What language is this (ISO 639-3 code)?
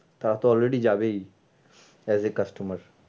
ben